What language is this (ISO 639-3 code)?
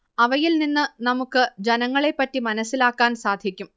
mal